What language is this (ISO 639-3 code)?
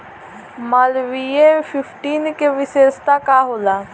bho